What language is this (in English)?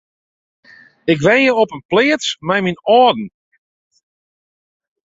Western Frisian